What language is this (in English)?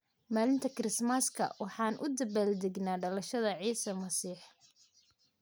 Somali